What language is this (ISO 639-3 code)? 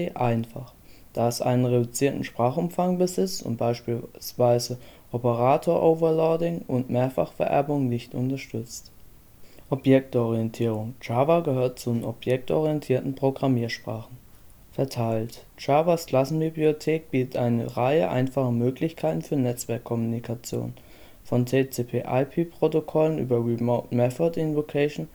deu